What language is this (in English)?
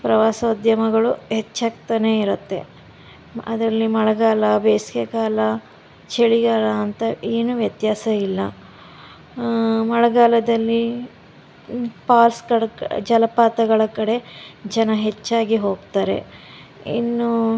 Kannada